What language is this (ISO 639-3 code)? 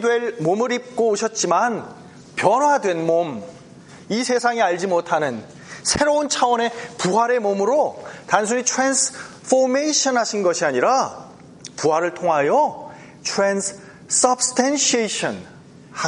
kor